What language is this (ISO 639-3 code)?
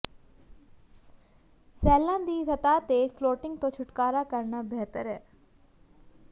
pan